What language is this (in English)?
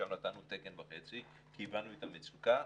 Hebrew